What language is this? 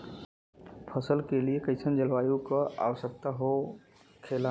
Bhojpuri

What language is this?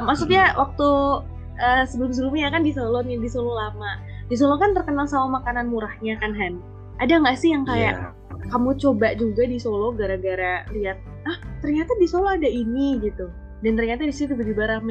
Indonesian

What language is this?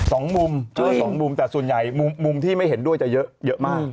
Thai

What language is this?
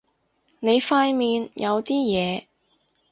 Cantonese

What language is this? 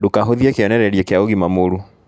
Kikuyu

